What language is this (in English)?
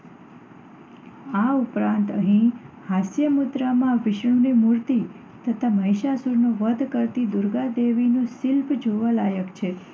Gujarati